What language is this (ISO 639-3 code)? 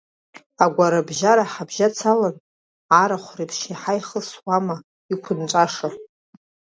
abk